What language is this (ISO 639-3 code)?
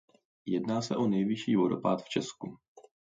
ces